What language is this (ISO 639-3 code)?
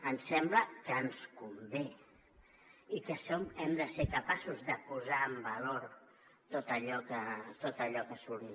cat